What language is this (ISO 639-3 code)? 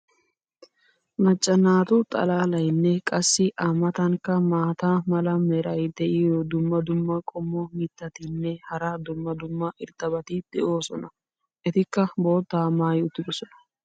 wal